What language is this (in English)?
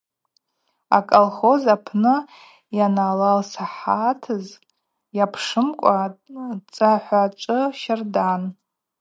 Abaza